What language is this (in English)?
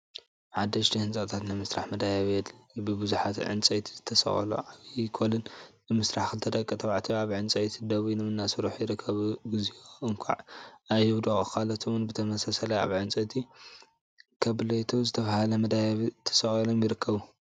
Tigrinya